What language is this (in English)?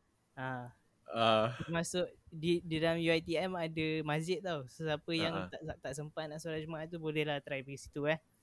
Malay